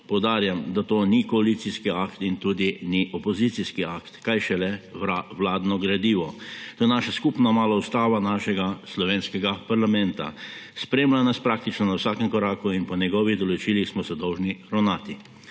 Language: Slovenian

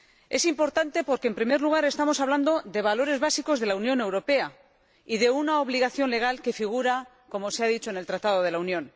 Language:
Spanish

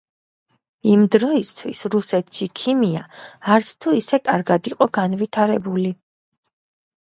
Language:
Georgian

